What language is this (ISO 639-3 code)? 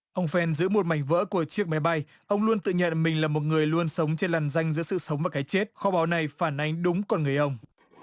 vie